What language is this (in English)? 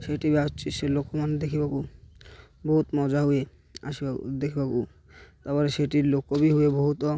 Odia